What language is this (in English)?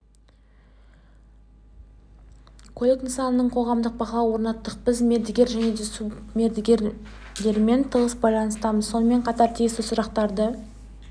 Kazakh